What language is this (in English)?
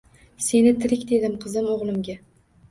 Uzbek